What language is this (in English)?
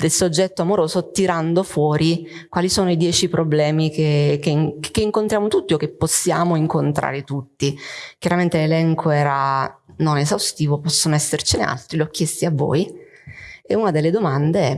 Italian